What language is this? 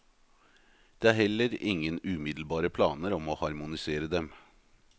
Norwegian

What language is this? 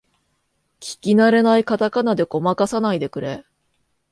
Japanese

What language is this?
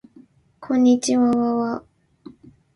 Japanese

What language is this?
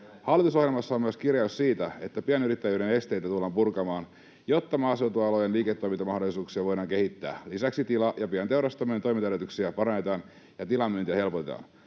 Finnish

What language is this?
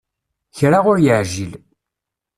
Kabyle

